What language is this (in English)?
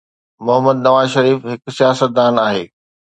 Sindhi